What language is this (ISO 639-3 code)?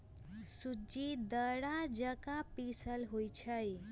mag